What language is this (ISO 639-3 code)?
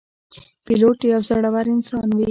pus